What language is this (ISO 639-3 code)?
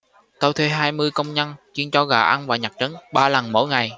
vie